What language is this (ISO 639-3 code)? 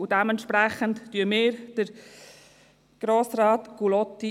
gsw